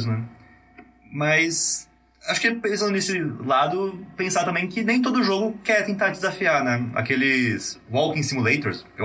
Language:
Portuguese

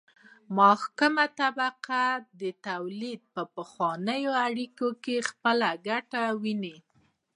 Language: Pashto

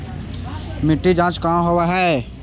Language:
Magahi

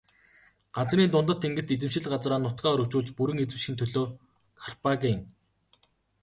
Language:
Mongolian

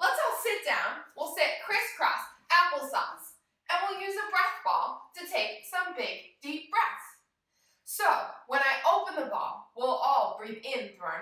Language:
English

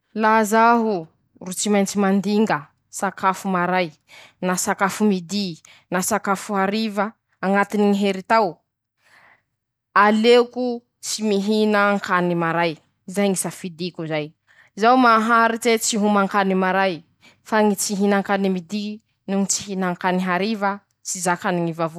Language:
Masikoro Malagasy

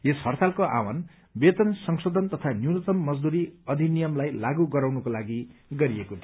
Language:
Nepali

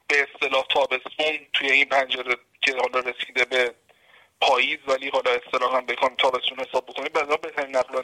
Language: Persian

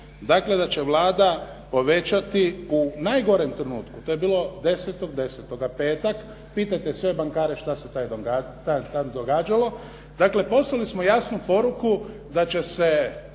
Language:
Croatian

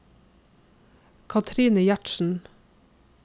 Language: Norwegian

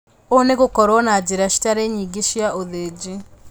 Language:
Kikuyu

